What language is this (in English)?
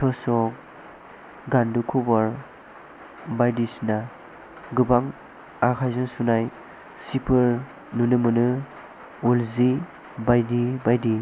Bodo